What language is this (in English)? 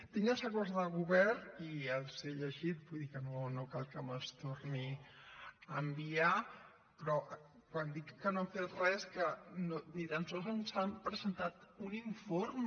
Catalan